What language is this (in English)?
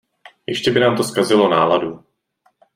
Czech